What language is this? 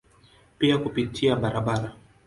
Swahili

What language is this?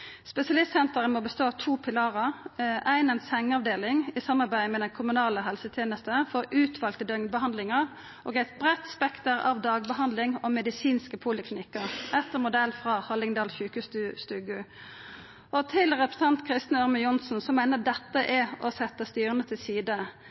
Norwegian Nynorsk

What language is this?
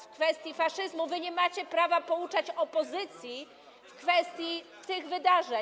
Polish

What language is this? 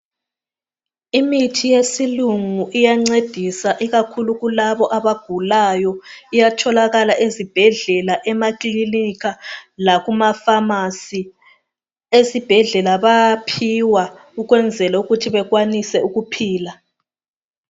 North Ndebele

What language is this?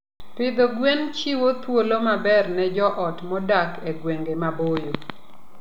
Luo (Kenya and Tanzania)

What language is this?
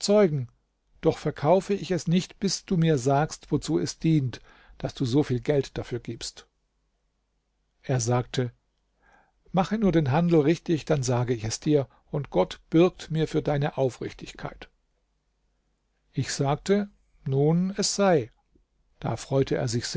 German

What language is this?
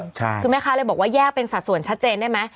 Thai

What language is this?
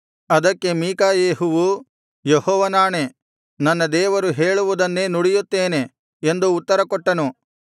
Kannada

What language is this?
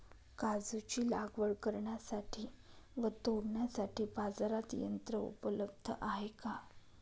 Marathi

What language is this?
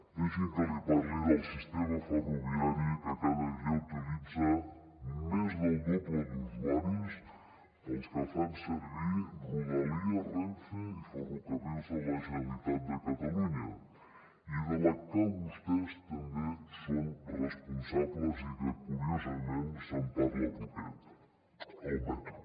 Catalan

